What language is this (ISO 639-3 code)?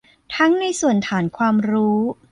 tha